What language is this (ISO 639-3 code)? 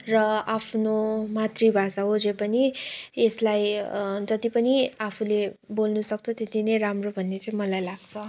nep